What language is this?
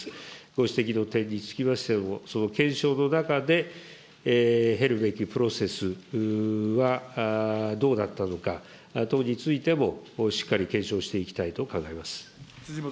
Japanese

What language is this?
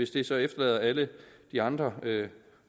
Danish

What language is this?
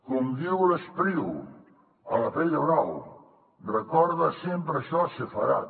Catalan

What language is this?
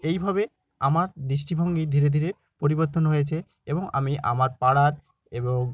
Bangla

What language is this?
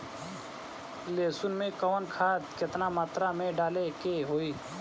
Bhojpuri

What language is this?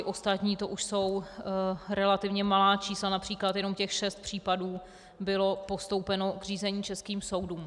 Czech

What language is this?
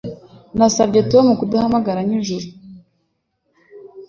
Kinyarwanda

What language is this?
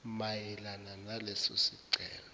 Zulu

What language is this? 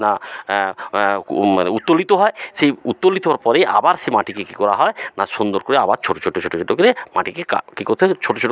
Bangla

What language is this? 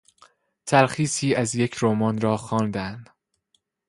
Persian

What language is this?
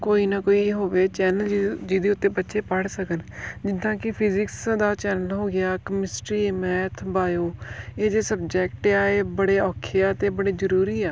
Punjabi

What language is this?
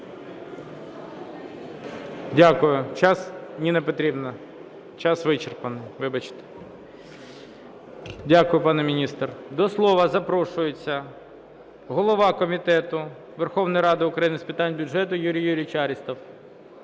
Ukrainian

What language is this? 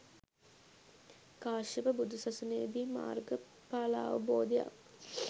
Sinhala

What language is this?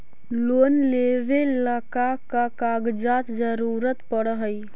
Magahi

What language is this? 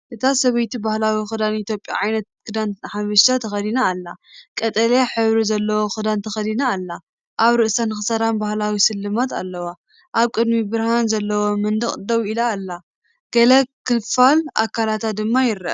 Tigrinya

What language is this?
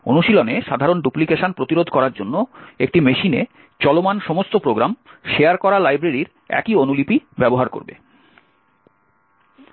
Bangla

